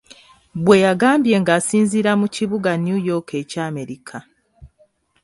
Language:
Ganda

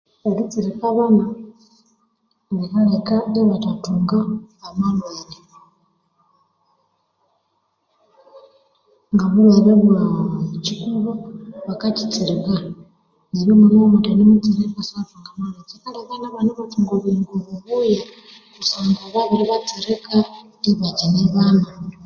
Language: Konzo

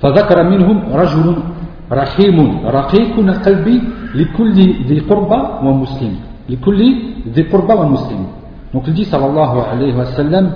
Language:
French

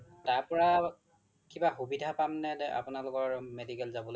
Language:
Assamese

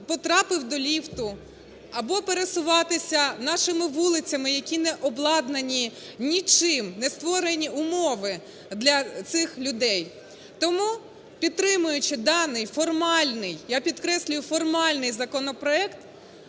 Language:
Ukrainian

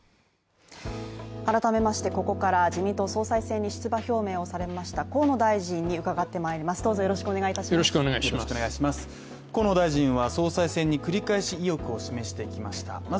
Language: Japanese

